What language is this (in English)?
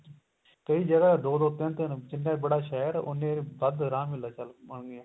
Punjabi